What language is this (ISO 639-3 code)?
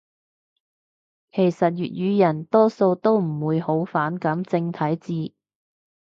yue